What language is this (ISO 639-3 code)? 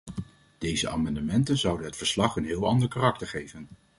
nld